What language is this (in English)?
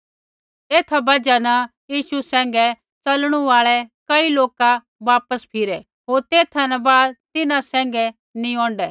Kullu Pahari